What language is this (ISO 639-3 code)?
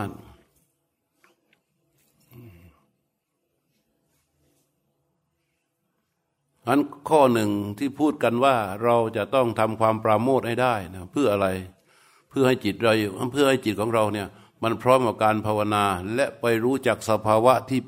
tha